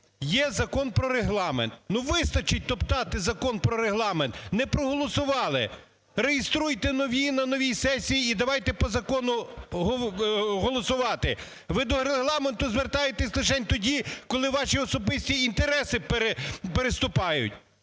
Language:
Ukrainian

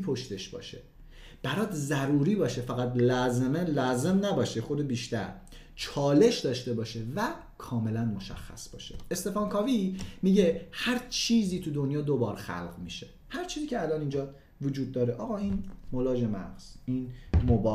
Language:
Persian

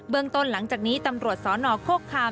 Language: Thai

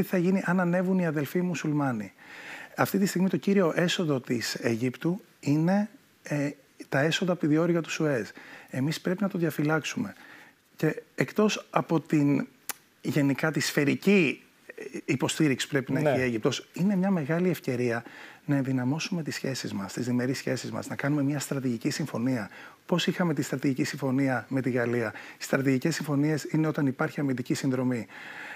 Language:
Greek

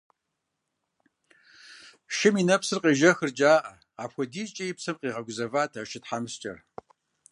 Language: Kabardian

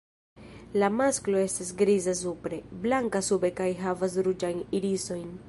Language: Esperanto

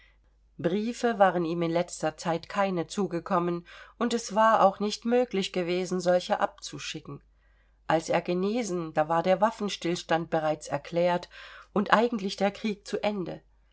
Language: German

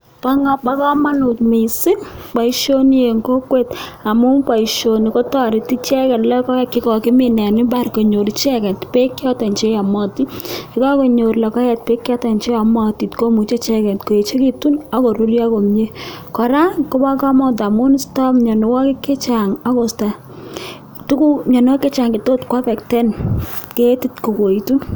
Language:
Kalenjin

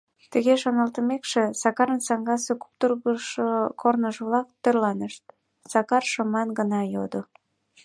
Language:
Mari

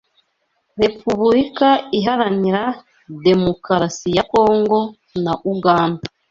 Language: Kinyarwanda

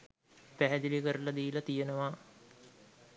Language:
Sinhala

